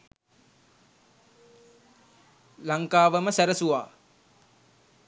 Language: Sinhala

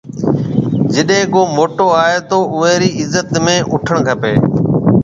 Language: Marwari (Pakistan)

